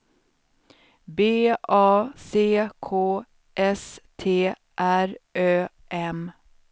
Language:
Swedish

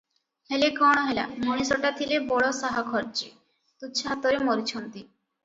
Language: Odia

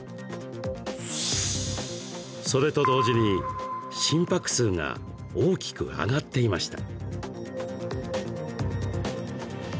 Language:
Japanese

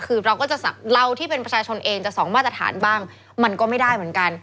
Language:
Thai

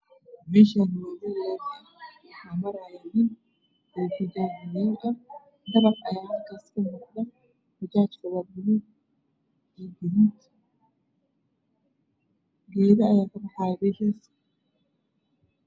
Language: Somali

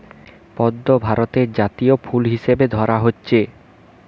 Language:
Bangla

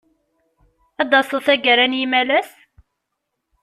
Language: Kabyle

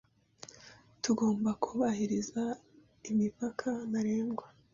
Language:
Kinyarwanda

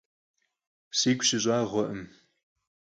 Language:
Kabardian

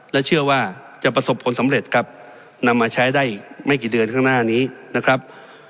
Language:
Thai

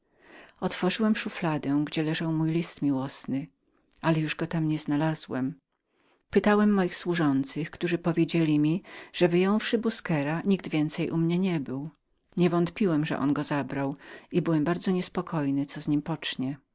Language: Polish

